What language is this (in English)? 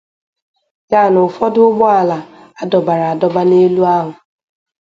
Igbo